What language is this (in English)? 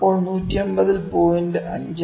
Malayalam